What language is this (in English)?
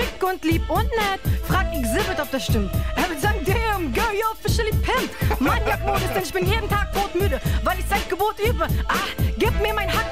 German